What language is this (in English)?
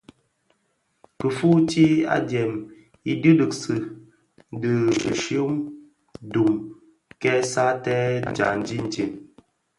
Bafia